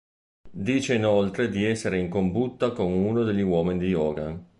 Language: Italian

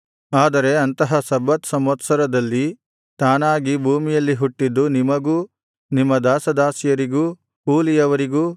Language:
Kannada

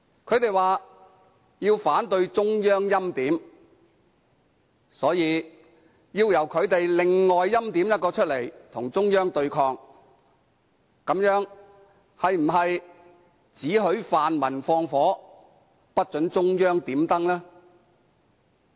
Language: Cantonese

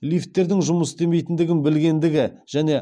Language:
Kazakh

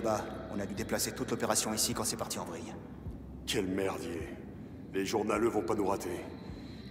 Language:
French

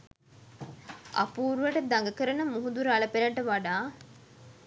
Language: Sinhala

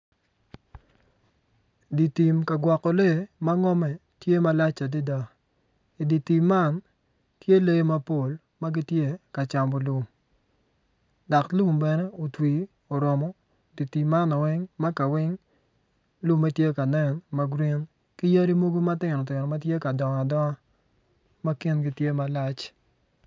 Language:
Acoli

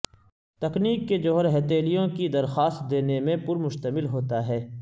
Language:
Urdu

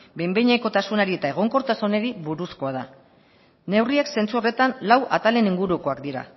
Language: Basque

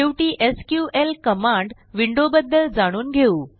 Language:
Marathi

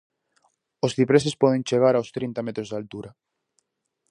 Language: Galician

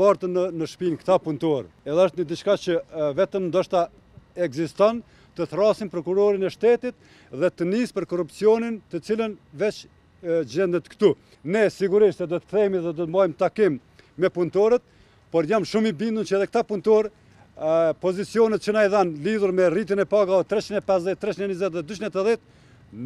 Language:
Romanian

